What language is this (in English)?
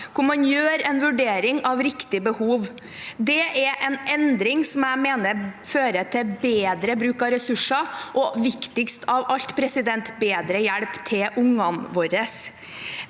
Norwegian